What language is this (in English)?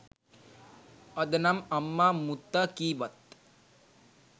Sinhala